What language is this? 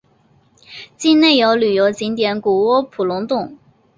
Chinese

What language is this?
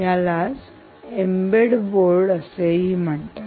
Marathi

